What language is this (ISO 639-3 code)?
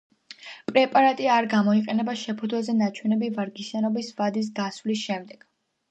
kat